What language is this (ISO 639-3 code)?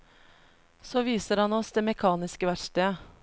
nor